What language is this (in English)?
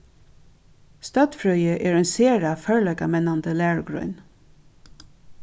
Faroese